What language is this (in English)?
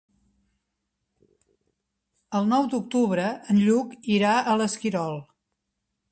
Catalan